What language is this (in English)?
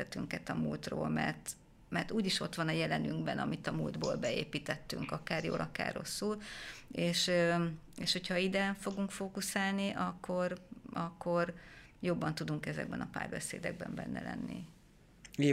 Hungarian